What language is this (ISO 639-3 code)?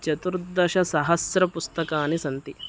san